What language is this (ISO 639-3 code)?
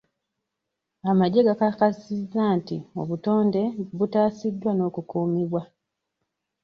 lug